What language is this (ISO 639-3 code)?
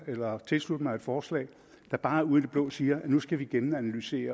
dan